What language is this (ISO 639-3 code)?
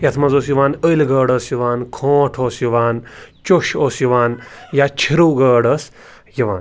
kas